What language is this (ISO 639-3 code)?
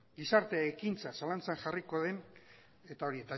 eus